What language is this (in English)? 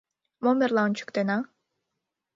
Mari